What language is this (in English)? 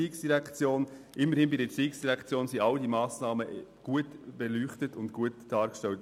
Swiss German